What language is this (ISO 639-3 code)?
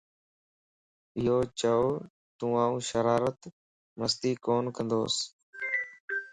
lss